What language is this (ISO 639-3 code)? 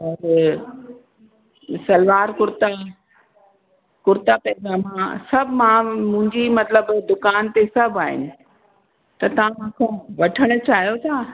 snd